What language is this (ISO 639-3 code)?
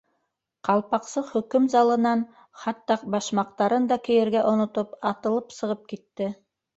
bak